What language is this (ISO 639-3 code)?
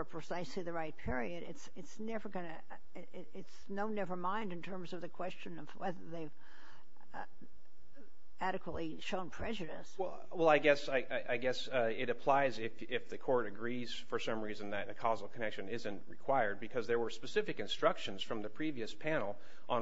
eng